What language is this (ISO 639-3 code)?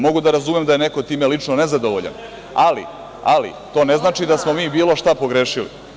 srp